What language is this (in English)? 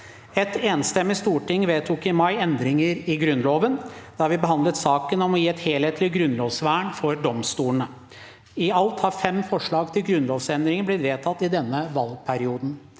Norwegian